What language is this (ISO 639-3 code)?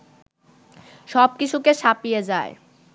ben